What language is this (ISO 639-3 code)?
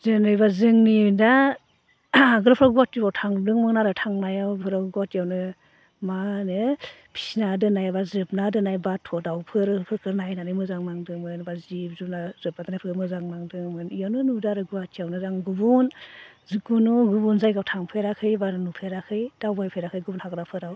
brx